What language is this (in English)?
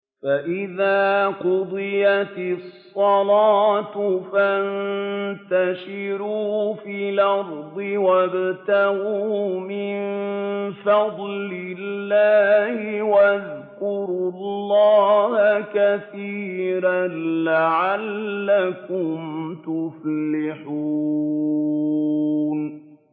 Arabic